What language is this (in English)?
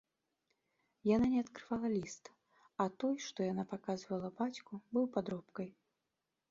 Belarusian